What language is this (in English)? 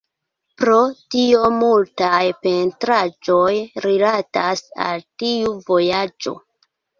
Esperanto